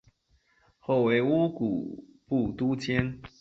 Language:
Chinese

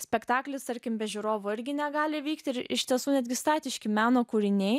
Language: Lithuanian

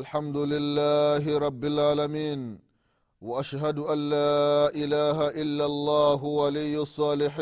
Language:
Swahili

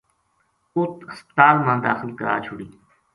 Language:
Gujari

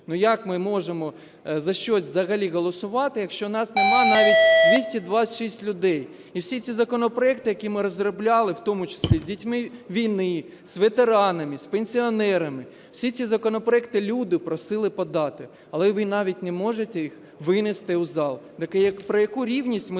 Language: Ukrainian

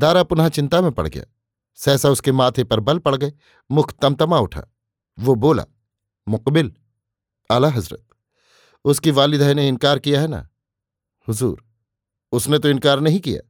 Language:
Hindi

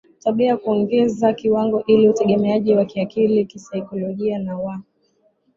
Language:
Swahili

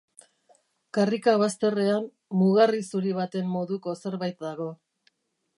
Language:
Basque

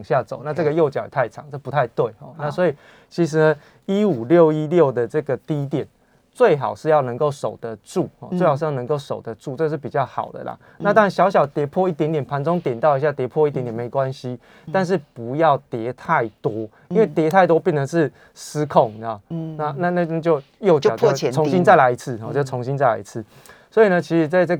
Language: Chinese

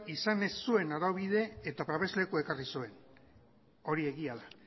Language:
Basque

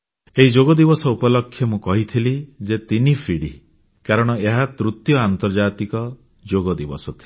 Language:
Odia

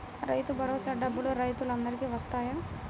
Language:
Telugu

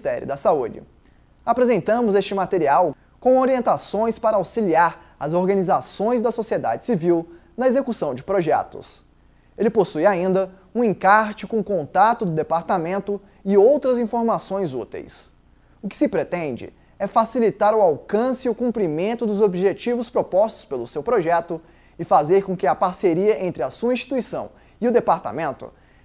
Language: Portuguese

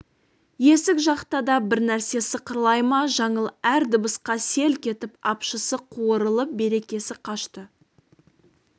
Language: Kazakh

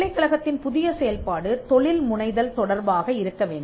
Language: Tamil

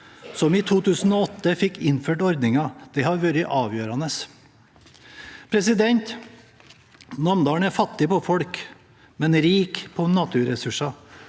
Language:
Norwegian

